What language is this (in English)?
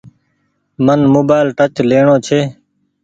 Goaria